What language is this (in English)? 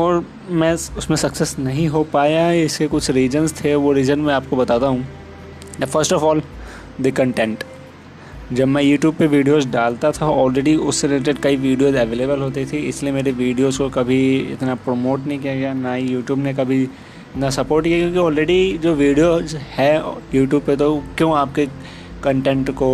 Hindi